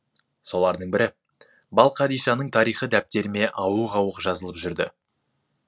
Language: Kazakh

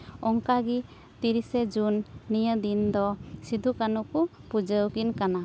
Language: Santali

